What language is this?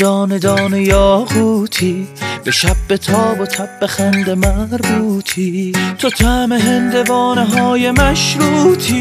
Persian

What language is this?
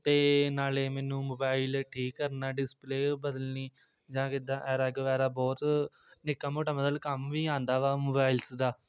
Punjabi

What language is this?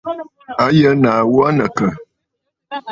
Bafut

